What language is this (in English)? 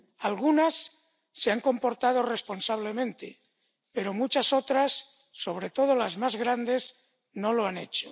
Spanish